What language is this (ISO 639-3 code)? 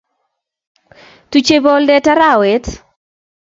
kln